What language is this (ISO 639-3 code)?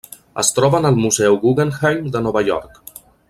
cat